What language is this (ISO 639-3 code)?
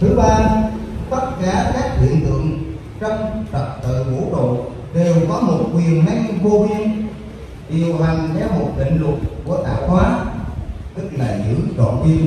vie